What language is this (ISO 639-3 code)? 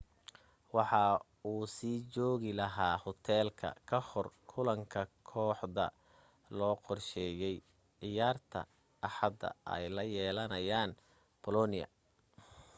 som